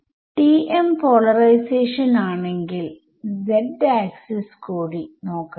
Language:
Malayalam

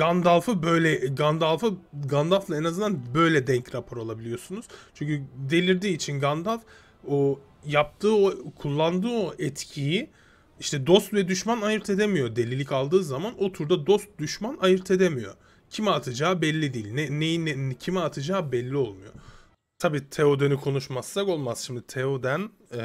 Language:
Turkish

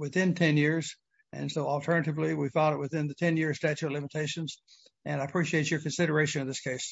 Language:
English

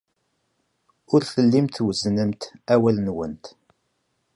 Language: Kabyle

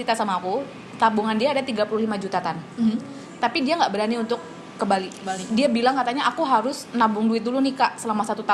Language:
Indonesian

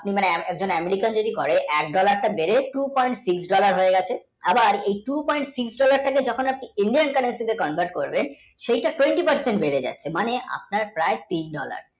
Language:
Bangla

